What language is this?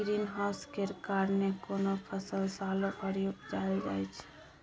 Maithili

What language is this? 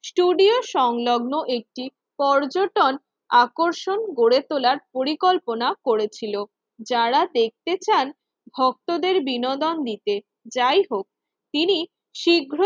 Bangla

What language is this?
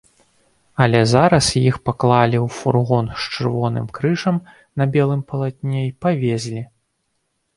Belarusian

